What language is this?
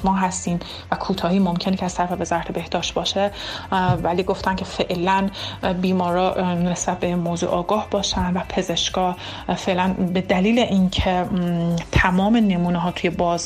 Persian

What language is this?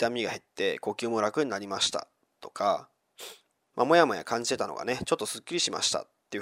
Japanese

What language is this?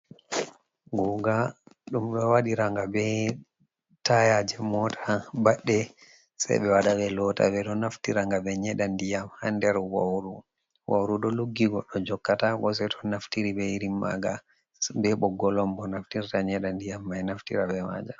Fula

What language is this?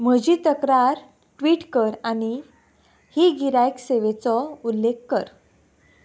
Konkani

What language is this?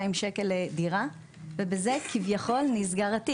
Hebrew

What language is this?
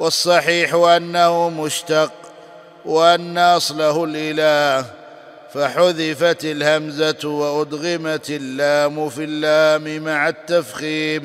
Arabic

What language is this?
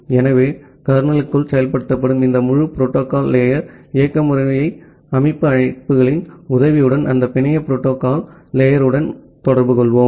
Tamil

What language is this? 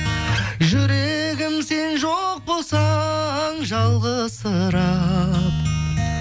Kazakh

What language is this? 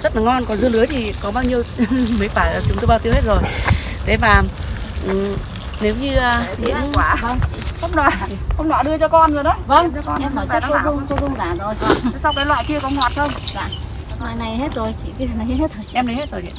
Vietnamese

